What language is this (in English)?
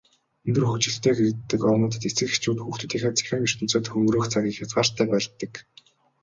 Mongolian